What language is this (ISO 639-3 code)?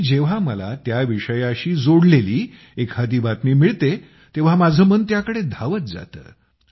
mar